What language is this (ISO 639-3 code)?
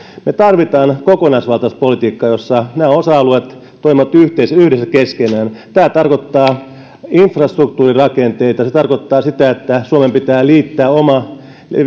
fin